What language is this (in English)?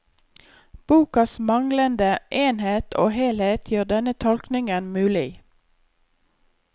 Norwegian